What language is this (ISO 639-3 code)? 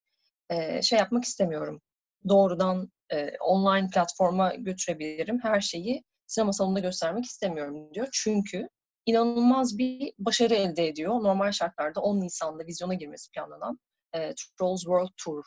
tur